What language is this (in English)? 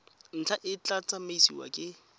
Tswana